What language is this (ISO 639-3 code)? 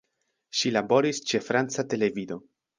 epo